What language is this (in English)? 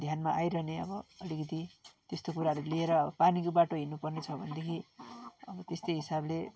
Nepali